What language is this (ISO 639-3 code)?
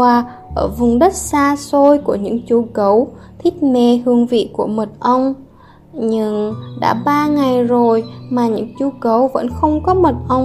vie